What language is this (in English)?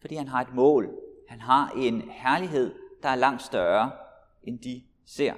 Danish